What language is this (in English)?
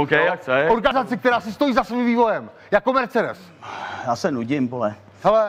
Czech